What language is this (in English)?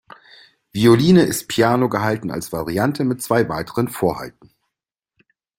German